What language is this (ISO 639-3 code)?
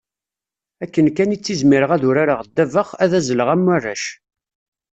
kab